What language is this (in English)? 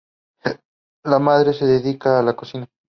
Spanish